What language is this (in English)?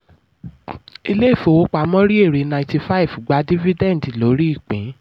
Yoruba